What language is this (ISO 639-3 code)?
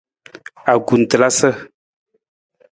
nmz